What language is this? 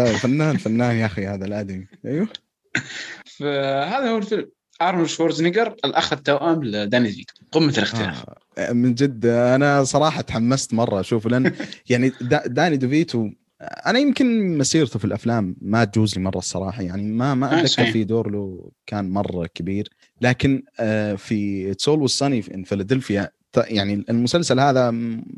Arabic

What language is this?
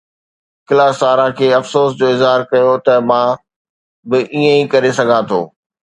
Sindhi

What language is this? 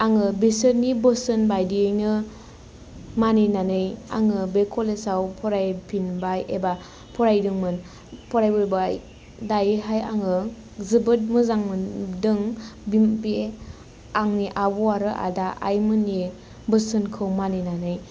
Bodo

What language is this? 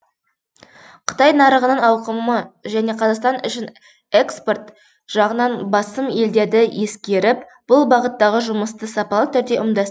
Kazakh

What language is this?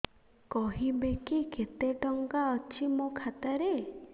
Odia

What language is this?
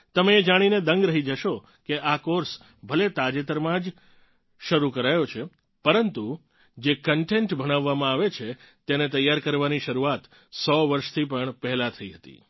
Gujarati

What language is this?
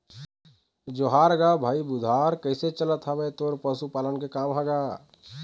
Chhattisgarhi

